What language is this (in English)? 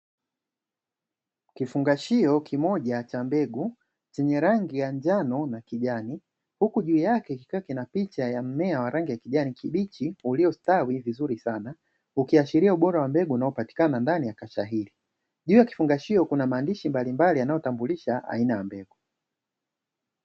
Swahili